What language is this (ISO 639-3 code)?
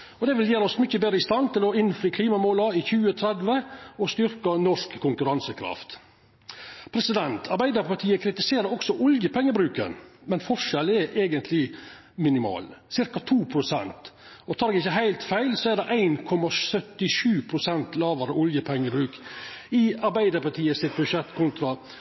nno